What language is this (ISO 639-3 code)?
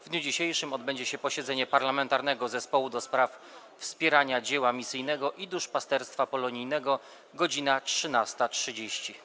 pol